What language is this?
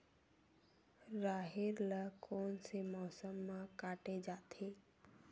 Chhattisgarhi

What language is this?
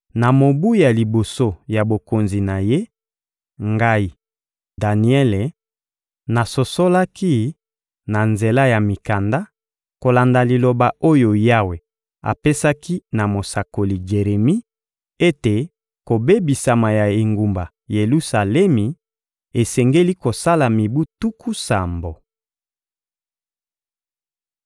Lingala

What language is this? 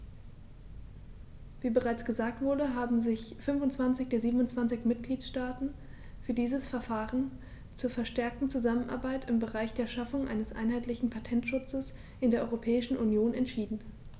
German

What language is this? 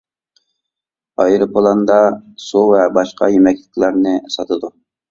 Uyghur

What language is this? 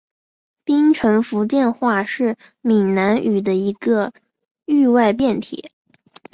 Chinese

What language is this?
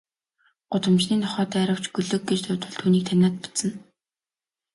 Mongolian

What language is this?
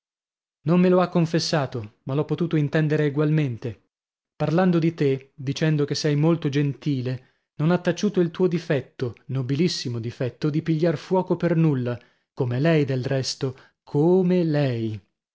Italian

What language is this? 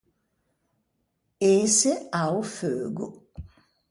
Ligurian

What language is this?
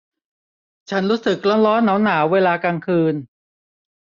Thai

